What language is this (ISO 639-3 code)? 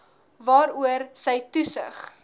afr